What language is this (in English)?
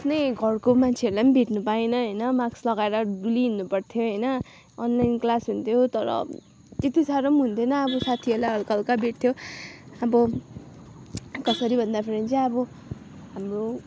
Nepali